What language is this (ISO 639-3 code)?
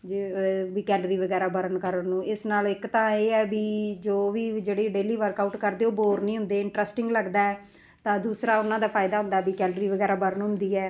pan